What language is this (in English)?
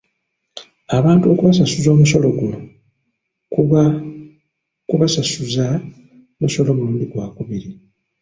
Ganda